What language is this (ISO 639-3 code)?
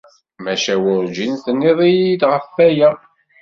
kab